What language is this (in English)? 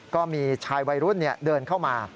Thai